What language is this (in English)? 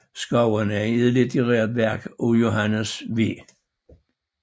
Danish